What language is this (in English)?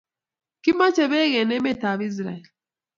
Kalenjin